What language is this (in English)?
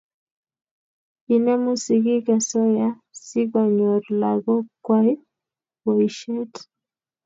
Kalenjin